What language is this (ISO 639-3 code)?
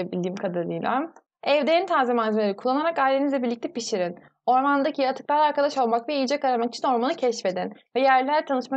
tur